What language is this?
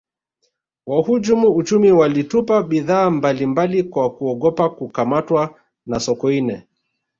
Swahili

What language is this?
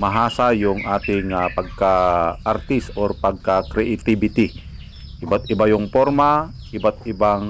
Filipino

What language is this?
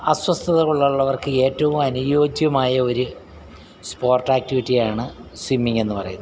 Malayalam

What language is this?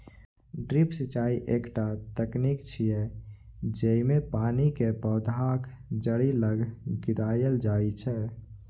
Maithili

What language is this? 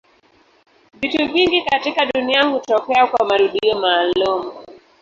Swahili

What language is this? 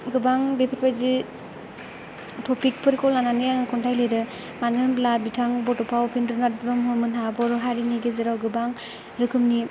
Bodo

